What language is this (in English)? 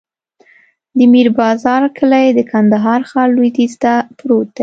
Pashto